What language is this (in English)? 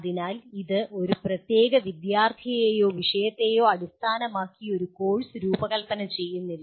Malayalam